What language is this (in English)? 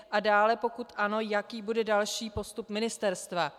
Czech